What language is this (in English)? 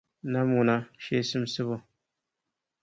Dagbani